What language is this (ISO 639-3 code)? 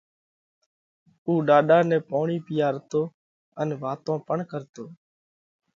kvx